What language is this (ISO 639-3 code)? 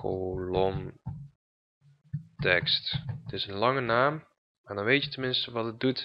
nld